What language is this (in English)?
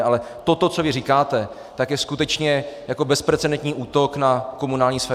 Czech